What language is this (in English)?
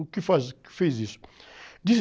Portuguese